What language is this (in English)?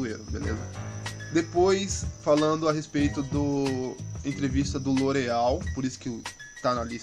Portuguese